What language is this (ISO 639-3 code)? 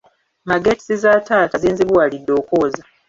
lug